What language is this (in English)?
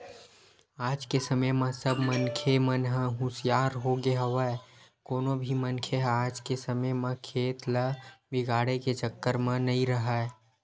Chhattisgarhi